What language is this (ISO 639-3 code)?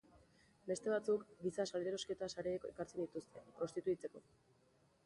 eus